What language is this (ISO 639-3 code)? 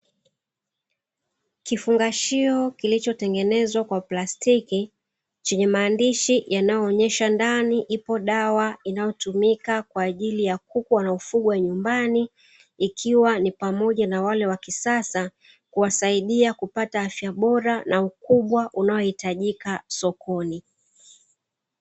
swa